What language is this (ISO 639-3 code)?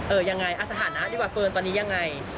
tha